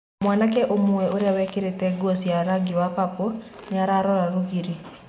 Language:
Kikuyu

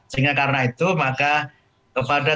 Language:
Indonesian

